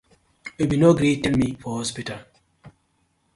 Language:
Nigerian Pidgin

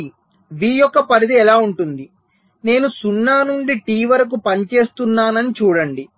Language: Telugu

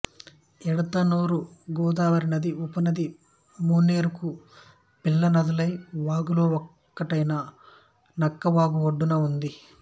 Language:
Telugu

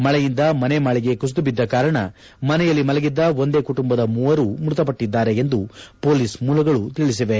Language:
Kannada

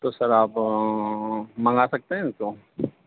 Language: Urdu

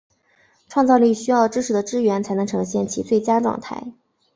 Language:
Chinese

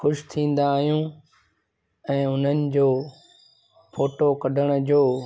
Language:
Sindhi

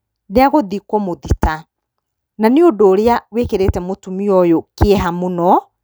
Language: Kikuyu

